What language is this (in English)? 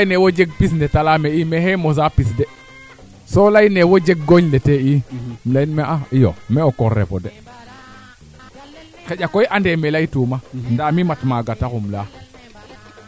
Serer